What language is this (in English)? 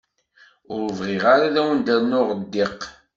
Kabyle